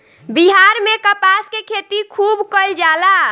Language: Bhojpuri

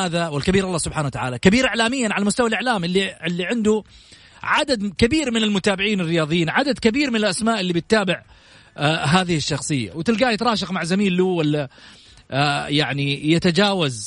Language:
Arabic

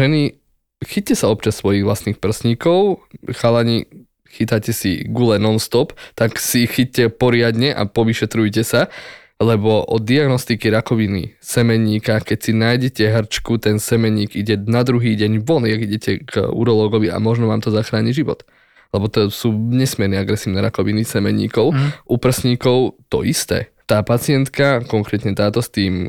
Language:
Slovak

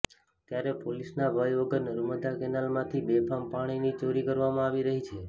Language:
Gujarati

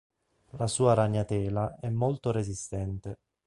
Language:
Italian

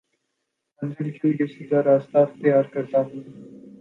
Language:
Urdu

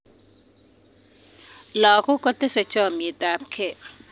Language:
Kalenjin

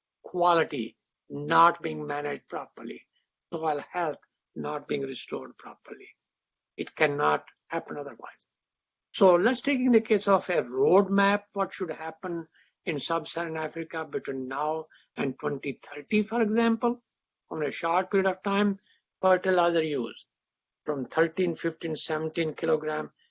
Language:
English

